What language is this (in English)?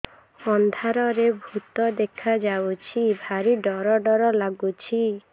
Odia